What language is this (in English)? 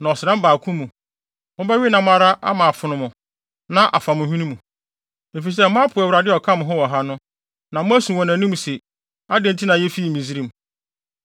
Akan